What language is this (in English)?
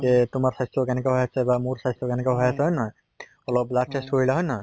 Assamese